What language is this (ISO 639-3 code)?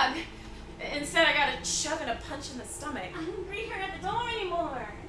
eng